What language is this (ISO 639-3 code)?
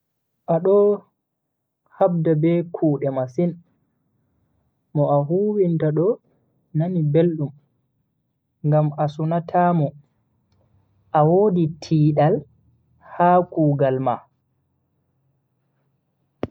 fui